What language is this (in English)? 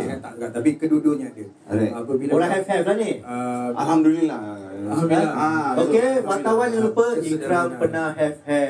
Malay